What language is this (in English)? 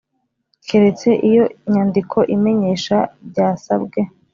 Kinyarwanda